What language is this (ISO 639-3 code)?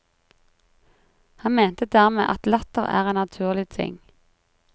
nor